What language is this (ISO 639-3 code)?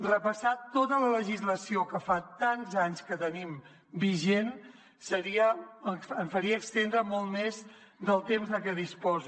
cat